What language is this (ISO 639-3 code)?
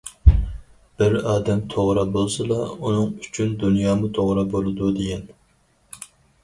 uig